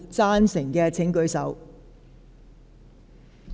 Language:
Cantonese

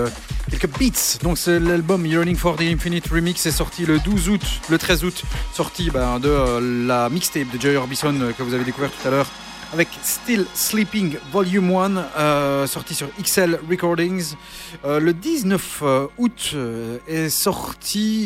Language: French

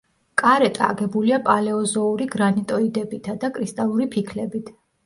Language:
Georgian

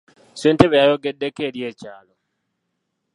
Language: Ganda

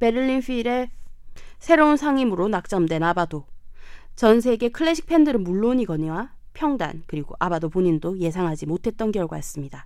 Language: Korean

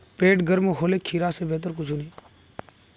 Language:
Magahi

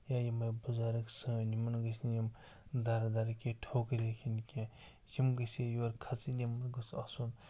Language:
Kashmiri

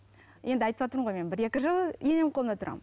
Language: Kazakh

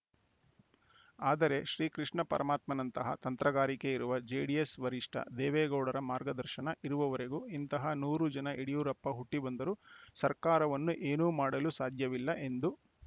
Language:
Kannada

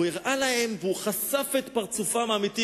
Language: Hebrew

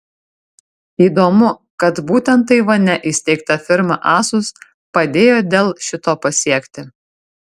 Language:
Lithuanian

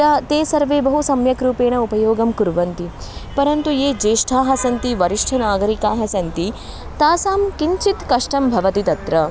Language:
Sanskrit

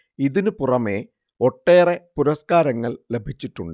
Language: Malayalam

